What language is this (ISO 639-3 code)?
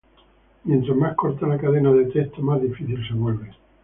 spa